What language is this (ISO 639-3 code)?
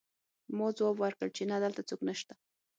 pus